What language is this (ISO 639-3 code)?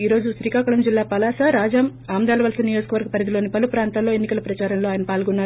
tel